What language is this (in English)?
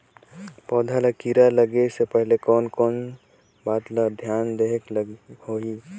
Chhattisgarhi